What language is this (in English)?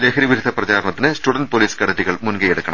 Malayalam